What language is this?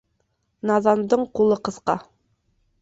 Bashkir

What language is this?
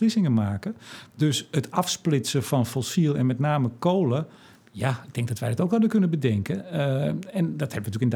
Dutch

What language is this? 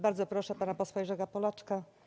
Polish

